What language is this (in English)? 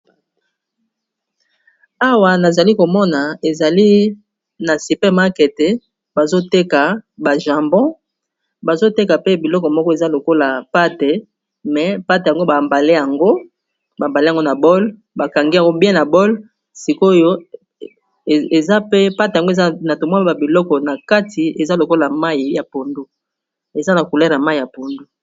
Lingala